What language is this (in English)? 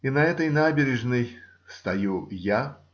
Russian